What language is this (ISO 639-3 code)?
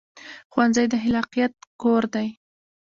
pus